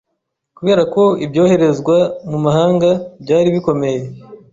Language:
Kinyarwanda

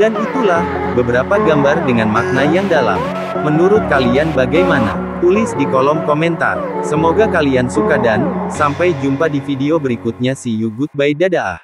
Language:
Indonesian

